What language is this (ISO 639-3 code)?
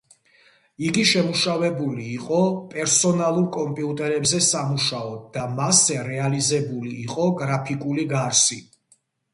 kat